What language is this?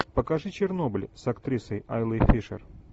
Russian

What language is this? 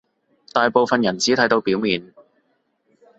Cantonese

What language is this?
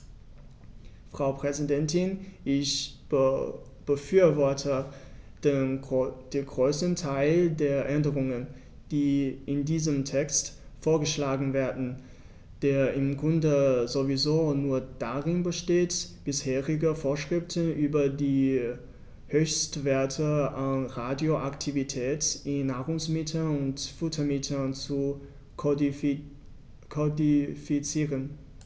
German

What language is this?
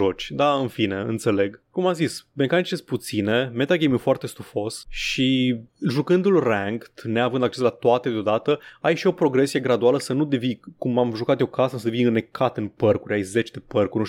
Romanian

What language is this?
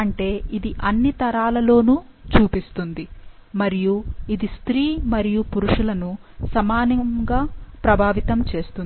Telugu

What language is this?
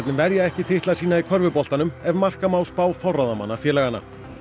Icelandic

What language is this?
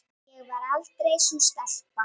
Icelandic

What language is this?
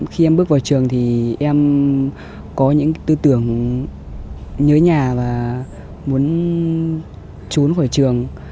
Vietnamese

